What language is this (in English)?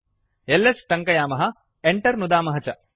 Sanskrit